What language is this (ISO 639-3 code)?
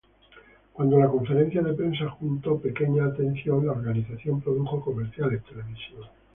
spa